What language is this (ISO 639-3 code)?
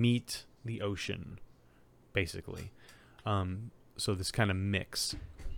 eng